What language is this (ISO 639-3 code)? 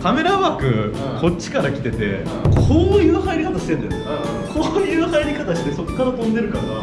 jpn